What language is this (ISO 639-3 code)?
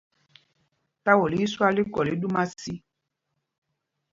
mgg